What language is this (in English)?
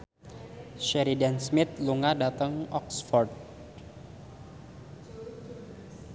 Javanese